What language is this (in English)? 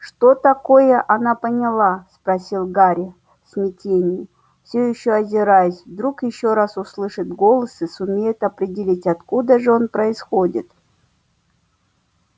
Russian